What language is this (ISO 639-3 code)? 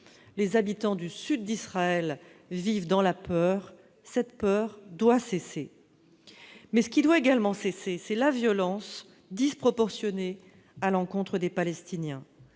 fra